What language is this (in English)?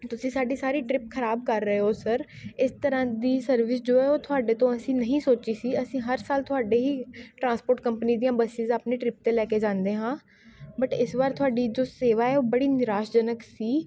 Punjabi